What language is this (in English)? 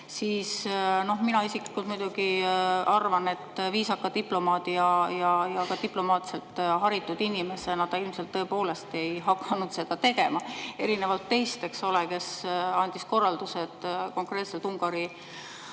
Estonian